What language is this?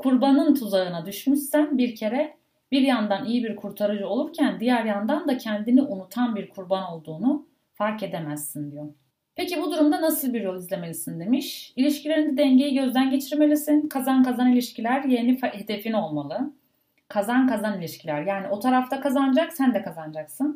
Turkish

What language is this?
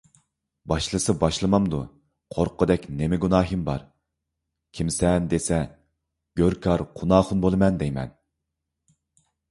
Uyghur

